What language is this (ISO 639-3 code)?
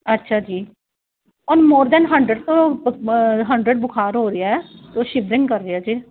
pan